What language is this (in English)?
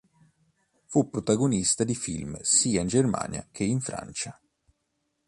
Italian